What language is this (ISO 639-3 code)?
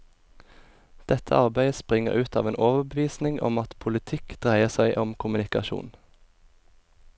nor